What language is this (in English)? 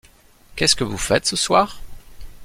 French